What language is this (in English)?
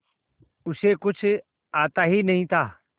Hindi